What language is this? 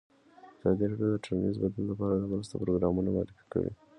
Pashto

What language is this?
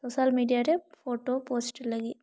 Santali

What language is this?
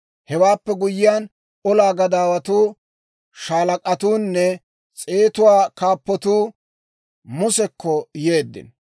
Dawro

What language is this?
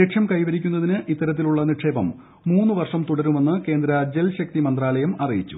Malayalam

